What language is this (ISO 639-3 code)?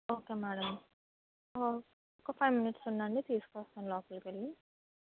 tel